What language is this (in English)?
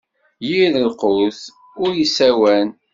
Kabyle